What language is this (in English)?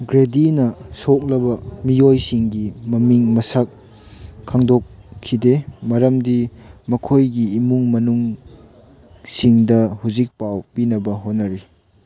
Manipuri